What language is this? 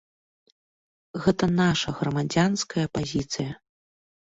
Belarusian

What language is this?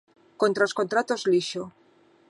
Galician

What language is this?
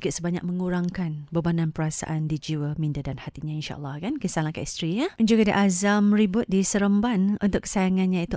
Malay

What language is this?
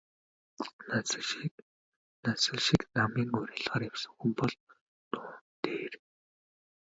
Mongolian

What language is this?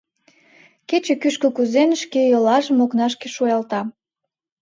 Mari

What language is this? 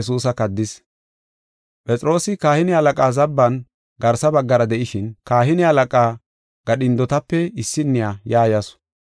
Gofa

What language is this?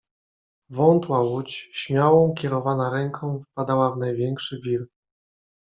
Polish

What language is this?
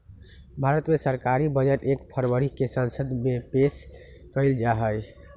Magahi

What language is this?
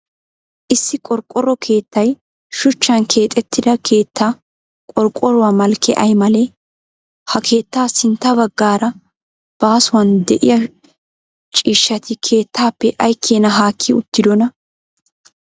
Wolaytta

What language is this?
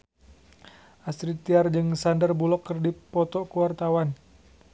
Sundanese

